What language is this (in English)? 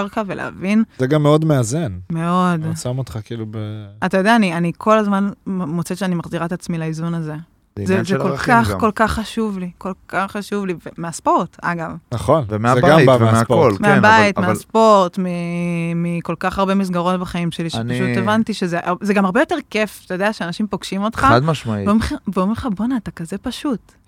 Hebrew